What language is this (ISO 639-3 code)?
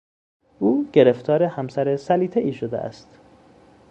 fas